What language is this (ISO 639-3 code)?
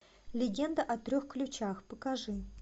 rus